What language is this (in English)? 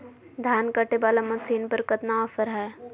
Magahi